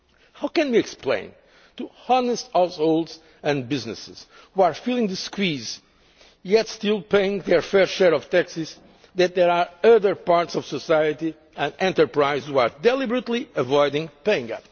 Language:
English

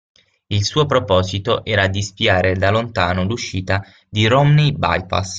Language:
Italian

